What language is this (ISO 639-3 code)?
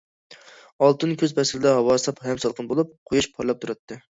uig